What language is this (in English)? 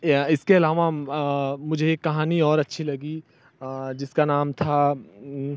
Hindi